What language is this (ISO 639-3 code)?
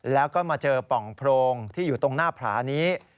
tha